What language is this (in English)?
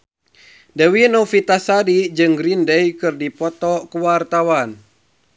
Sundanese